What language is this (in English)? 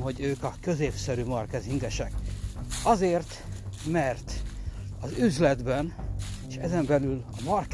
Hungarian